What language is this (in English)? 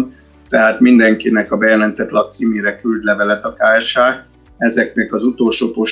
Hungarian